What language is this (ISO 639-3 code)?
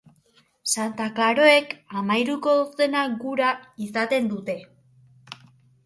eus